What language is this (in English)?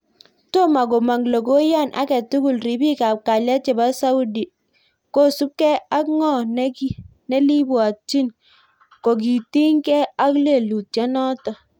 Kalenjin